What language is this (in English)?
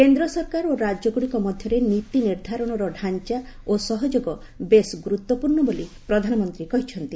Odia